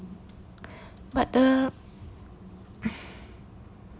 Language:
English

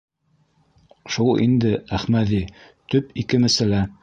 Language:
Bashkir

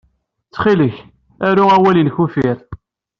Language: Kabyle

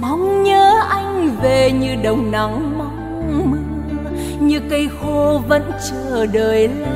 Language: Vietnamese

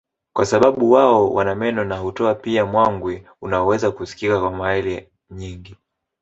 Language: Swahili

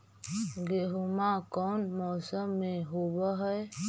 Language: Magahi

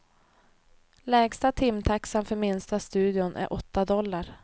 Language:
Swedish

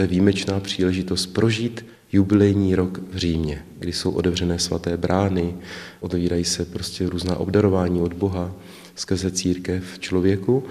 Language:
Czech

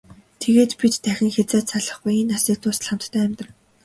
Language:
Mongolian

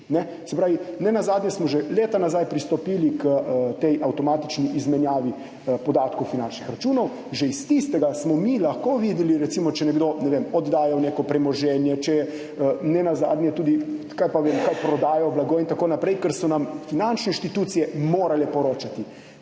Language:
Slovenian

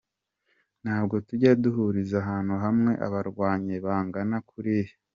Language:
Kinyarwanda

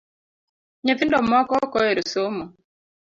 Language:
Luo (Kenya and Tanzania)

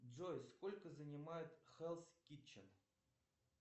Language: Russian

